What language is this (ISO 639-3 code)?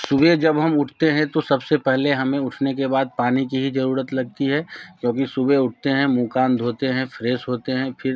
hin